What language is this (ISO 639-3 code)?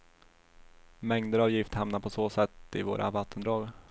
swe